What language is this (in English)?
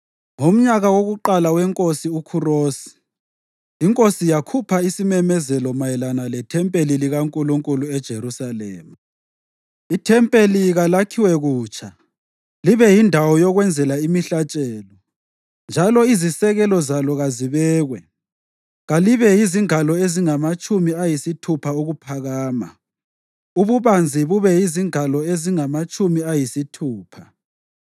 North Ndebele